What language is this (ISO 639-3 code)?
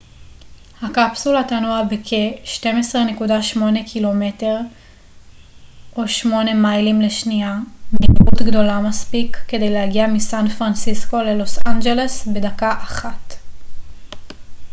heb